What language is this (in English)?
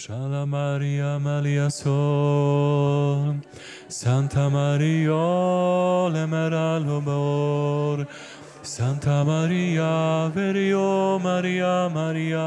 Polish